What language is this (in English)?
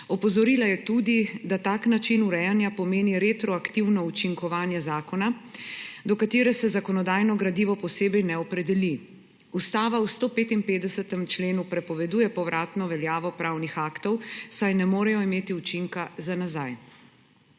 Slovenian